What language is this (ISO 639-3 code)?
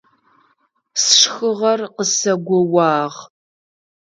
ady